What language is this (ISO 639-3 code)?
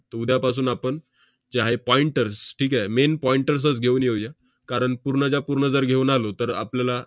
mar